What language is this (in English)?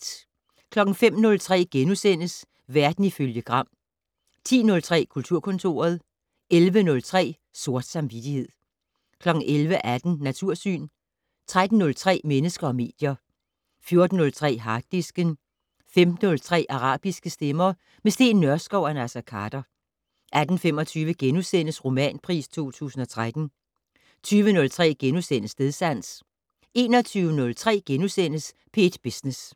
Danish